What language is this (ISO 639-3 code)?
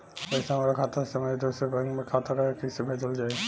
bho